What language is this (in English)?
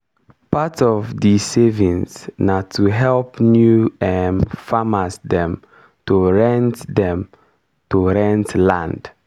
Nigerian Pidgin